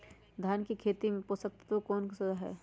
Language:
Magahi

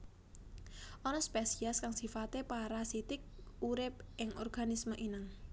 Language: Javanese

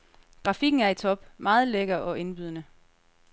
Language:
Danish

